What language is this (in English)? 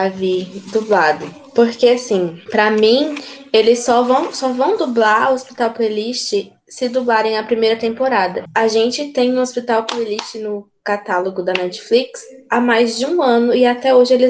Portuguese